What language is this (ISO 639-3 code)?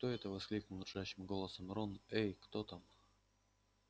rus